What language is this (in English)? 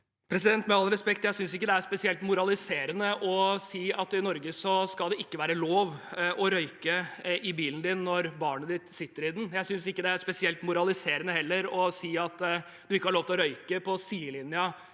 Norwegian